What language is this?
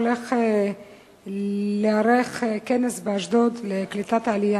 Hebrew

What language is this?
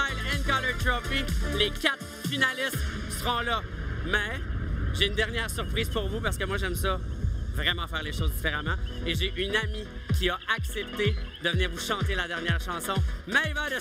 French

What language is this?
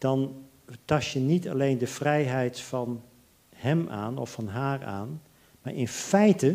Dutch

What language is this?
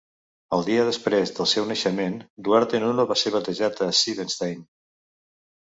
Catalan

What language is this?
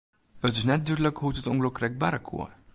Western Frisian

